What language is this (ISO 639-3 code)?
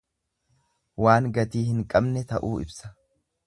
orm